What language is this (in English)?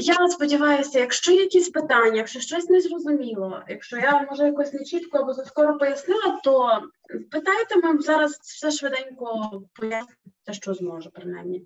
Ukrainian